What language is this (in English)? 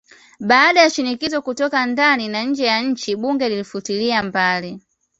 Swahili